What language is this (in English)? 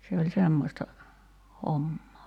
Finnish